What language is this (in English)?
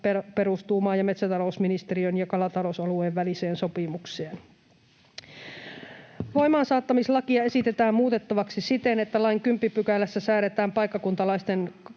Finnish